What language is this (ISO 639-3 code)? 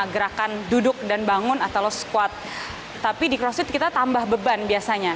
ind